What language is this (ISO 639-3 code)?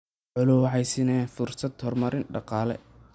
som